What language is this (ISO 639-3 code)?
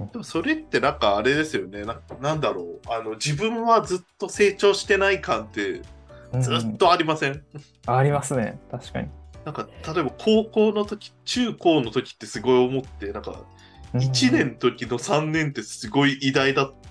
jpn